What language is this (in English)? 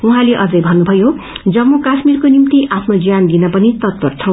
Nepali